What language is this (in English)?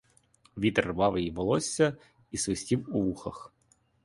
Ukrainian